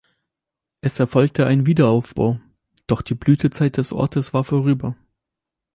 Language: German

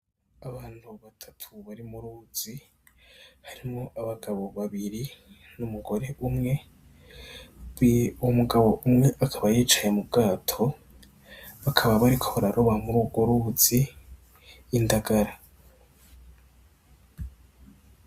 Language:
Rundi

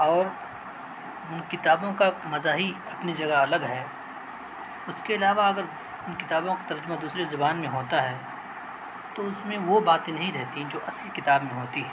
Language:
Urdu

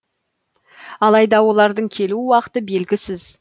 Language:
Kazakh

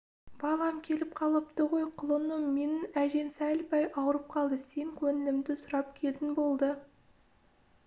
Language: Kazakh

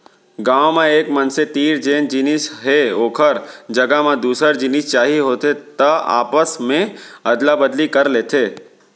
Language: Chhattisgarhi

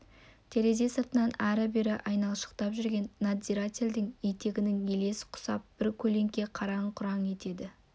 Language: Kazakh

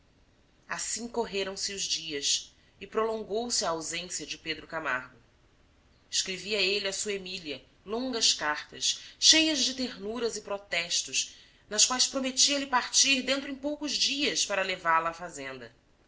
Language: Portuguese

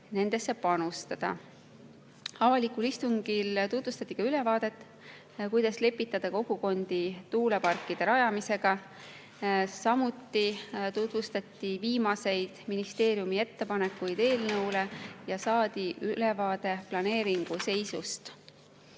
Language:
Estonian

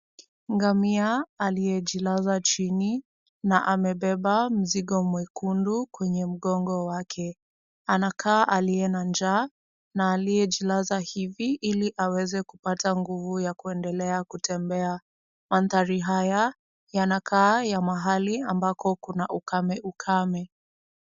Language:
Swahili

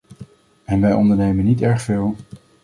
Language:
Dutch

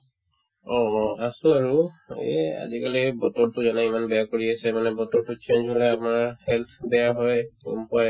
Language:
Assamese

